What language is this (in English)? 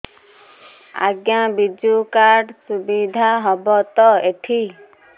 Odia